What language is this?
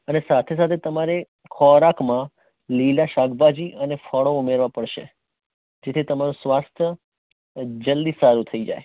Gujarati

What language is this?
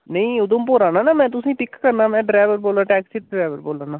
Dogri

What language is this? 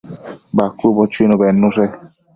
Matsés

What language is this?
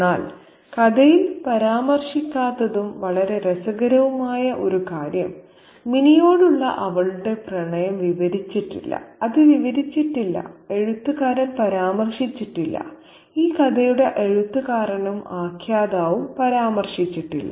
Malayalam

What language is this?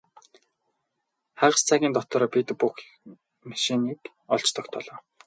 Mongolian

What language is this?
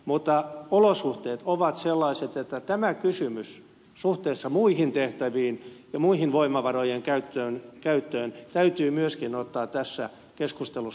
Finnish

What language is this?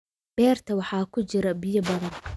Somali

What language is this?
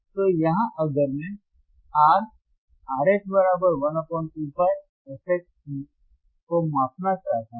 Hindi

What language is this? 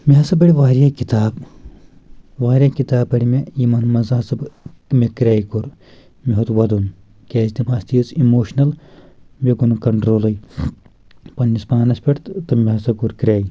Kashmiri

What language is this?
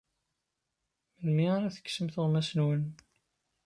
Kabyle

